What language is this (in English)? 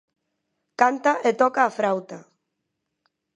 Galician